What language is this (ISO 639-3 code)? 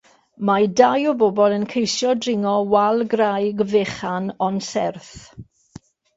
cym